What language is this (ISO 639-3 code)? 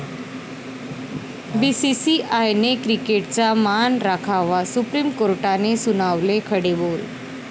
mar